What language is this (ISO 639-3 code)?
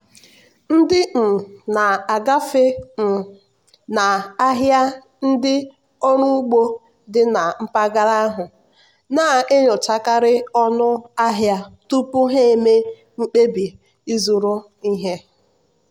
ibo